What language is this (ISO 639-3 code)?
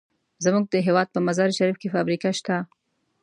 pus